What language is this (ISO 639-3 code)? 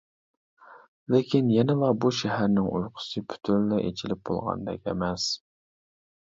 uig